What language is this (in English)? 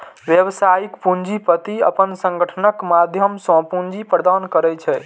Maithili